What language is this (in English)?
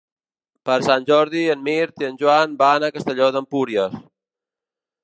Catalan